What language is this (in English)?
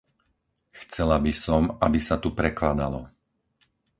Slovak